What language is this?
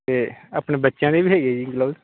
Punjabi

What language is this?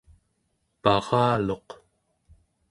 Central Yupik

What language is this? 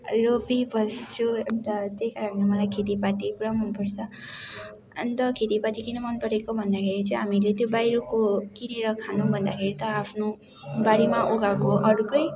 Nepali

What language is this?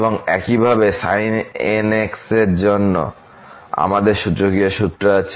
Bangla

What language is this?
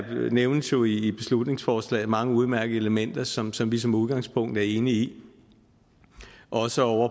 Danish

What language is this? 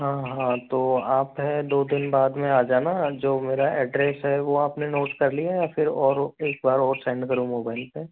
Hindi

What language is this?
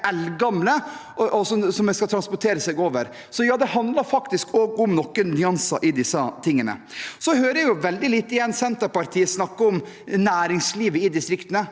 Norwegian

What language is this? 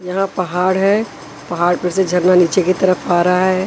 Hindi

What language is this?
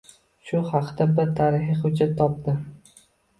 Uzbek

